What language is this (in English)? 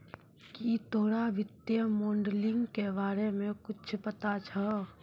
Maithili